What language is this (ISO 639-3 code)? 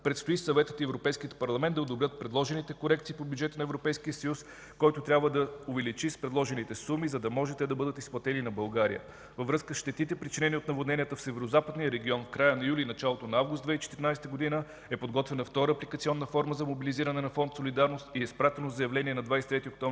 bul